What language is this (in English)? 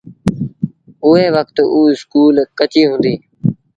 Sindhi Bhil